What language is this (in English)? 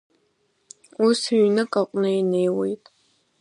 Abkhazian